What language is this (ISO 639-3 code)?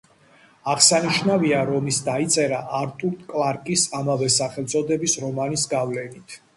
kat